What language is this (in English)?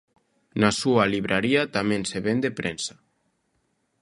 Galician